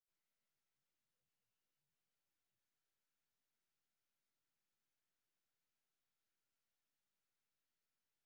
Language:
Somali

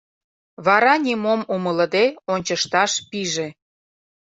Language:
Mari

